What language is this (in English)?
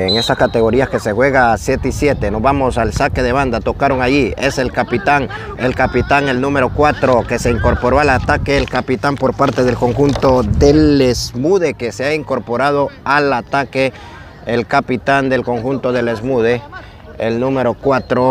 Spanish